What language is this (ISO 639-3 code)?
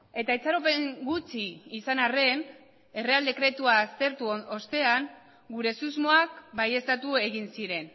eus